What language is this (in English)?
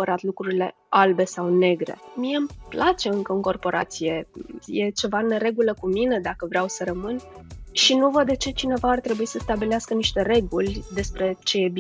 Romanian